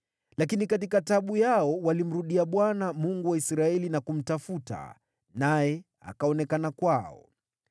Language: Swahili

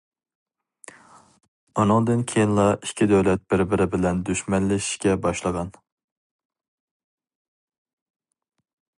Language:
Uyghur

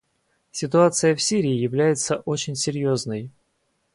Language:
Russian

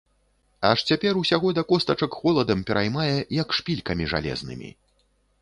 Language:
Belarusian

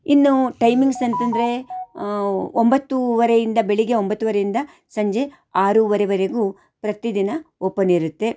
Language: Kannada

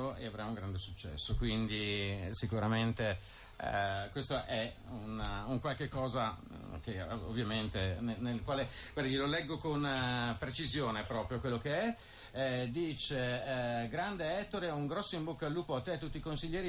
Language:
Italian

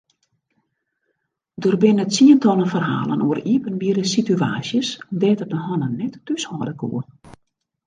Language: Western Frisian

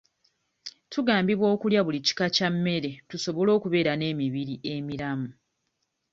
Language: Ganda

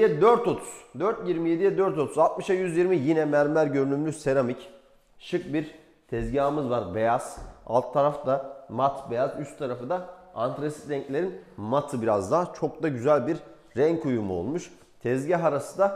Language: Turkish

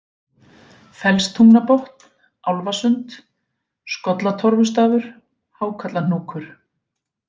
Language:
Icelandic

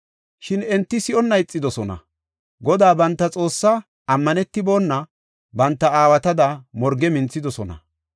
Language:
Gofa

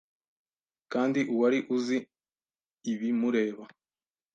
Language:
Kinyarwanda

